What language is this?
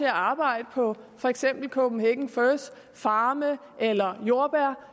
Danish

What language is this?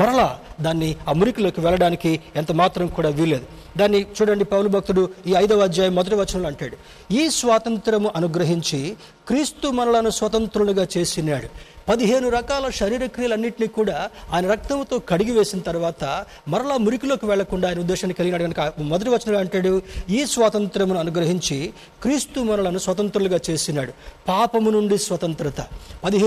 Telugu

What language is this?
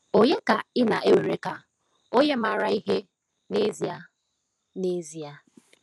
Igbo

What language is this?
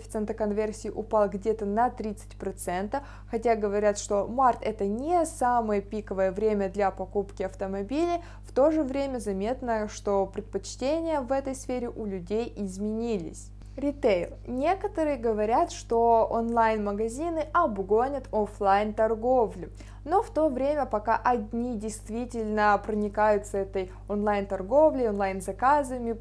Russian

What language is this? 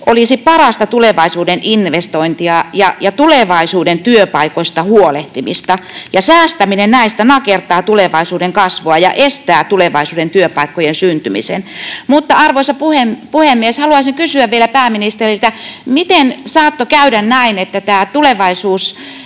Finnish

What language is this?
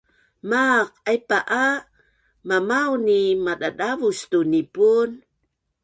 Bunun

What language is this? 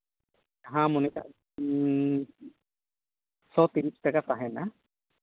Santali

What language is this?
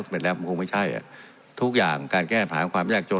Thai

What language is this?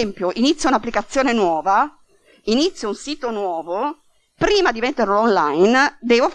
Italian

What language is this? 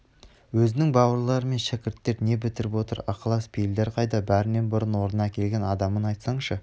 Kazakh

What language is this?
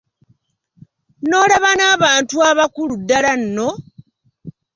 Ganda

